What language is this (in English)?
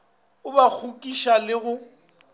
Northern Sotho